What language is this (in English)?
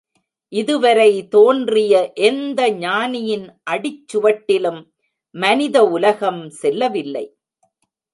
Tamil